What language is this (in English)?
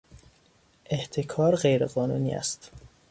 Persian